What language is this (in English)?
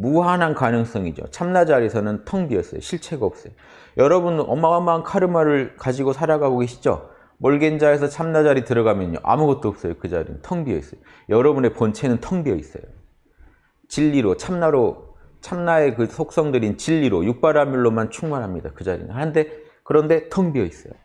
Korean